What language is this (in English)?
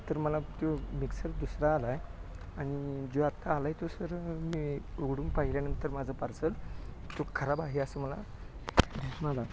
Marathi